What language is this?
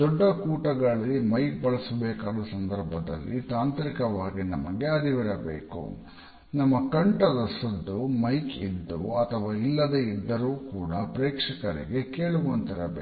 Kannada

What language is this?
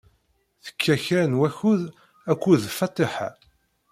Kabyle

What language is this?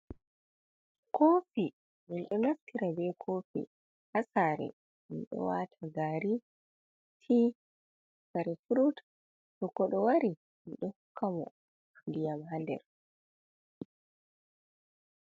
Fula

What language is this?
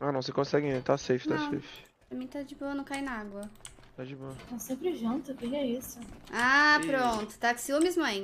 Portuguese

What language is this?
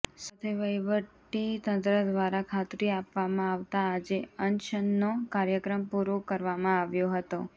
Gujarati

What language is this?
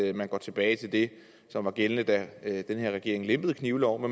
Danish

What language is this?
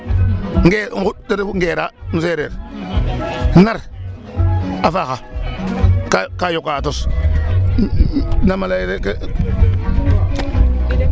Serer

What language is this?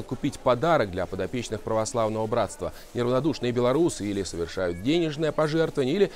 Russian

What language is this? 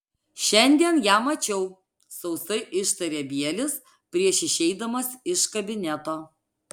Lithuanian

